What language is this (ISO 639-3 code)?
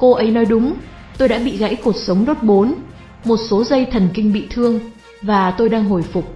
vie